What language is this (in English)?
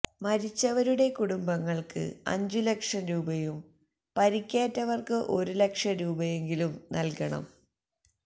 Malayalam